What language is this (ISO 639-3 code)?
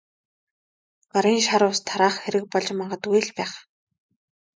mon